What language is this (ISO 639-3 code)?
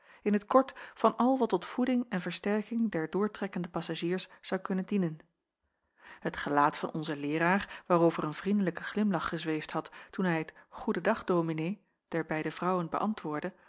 nld